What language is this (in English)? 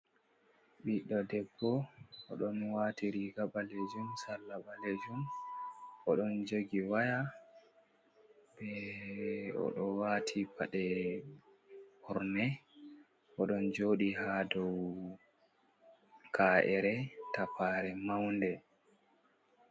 Fula